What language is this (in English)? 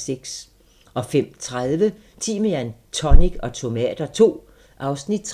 Danish